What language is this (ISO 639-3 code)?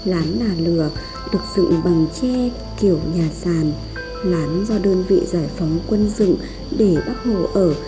vie